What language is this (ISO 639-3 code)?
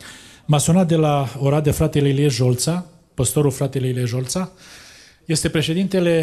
ron